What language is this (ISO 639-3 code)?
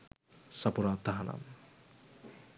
sin